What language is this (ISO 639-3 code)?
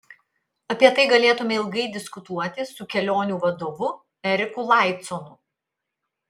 lit